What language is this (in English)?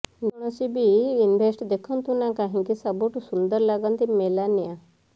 Odia